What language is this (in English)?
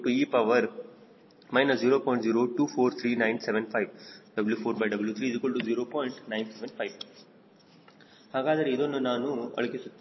Kannada